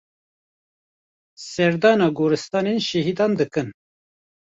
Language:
Kurdish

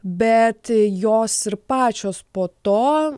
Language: Lithuanian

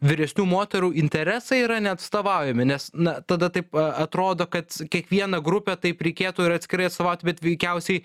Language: Lithuanian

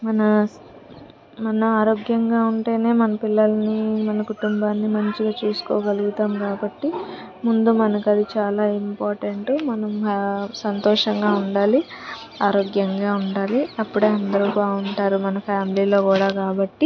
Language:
Telugu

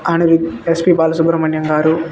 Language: Telugu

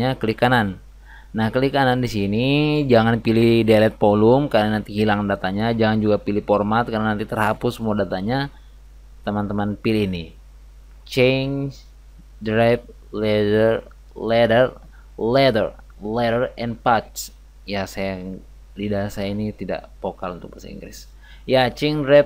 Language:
Indonesian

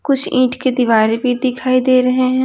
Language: Hindi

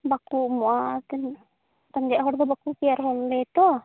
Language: Santali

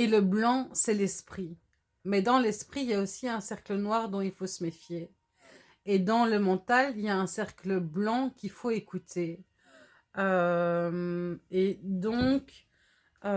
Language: French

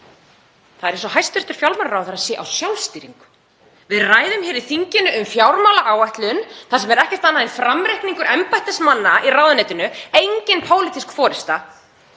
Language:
Icelandic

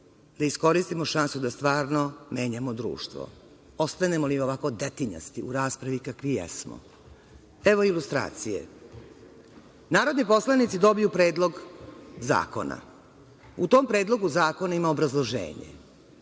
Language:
Serbian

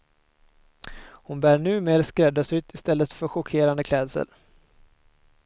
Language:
Swedish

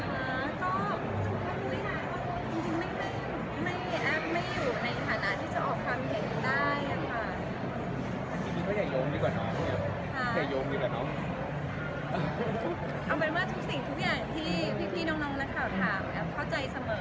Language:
Thai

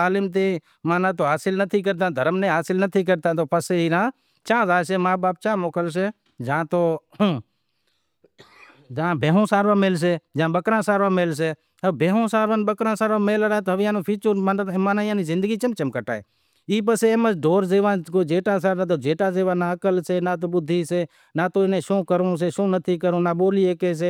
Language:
Wadiyara Koli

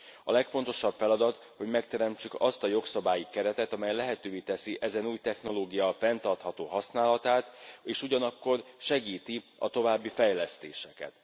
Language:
Hungarian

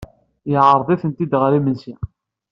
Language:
Kabyle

